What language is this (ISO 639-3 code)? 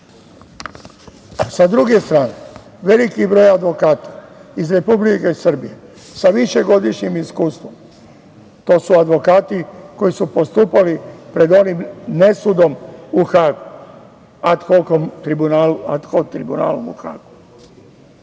srp